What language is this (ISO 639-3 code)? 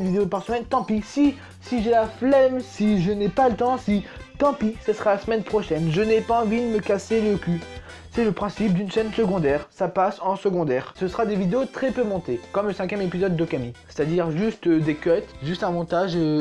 fra